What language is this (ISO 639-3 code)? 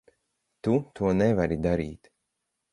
lav